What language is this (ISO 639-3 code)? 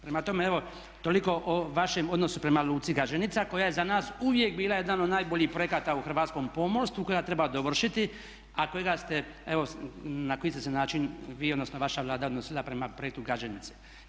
hrv